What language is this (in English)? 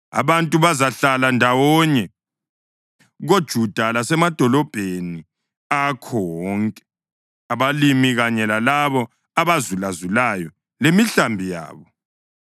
North Ndebele